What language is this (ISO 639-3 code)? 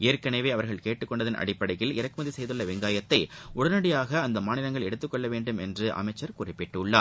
tam